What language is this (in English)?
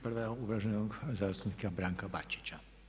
Croatian